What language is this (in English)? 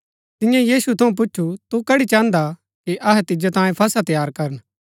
Gaddi